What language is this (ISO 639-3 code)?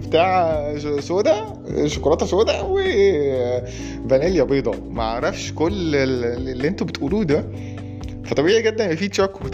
ara